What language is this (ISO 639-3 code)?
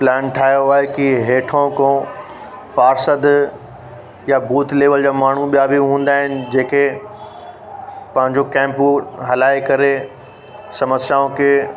snd